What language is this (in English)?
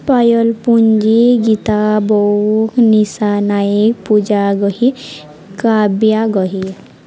Odia